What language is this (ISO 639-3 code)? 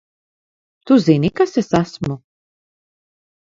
lav